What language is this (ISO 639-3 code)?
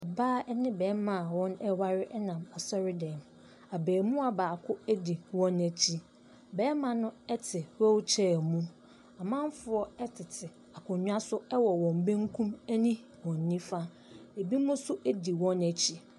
aka